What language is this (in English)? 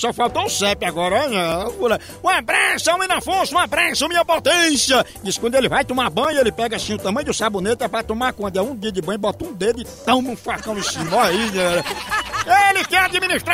Portuguese